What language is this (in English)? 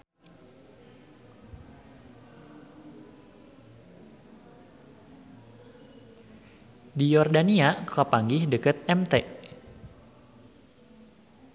Sundanese